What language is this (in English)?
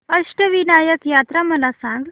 Marathi